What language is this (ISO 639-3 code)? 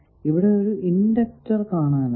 mal